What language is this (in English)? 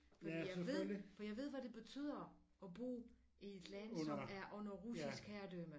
Danish